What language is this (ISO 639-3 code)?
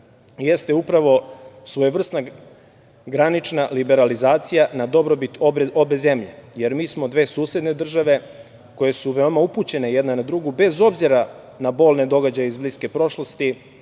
srp